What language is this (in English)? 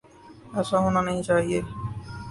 Urdu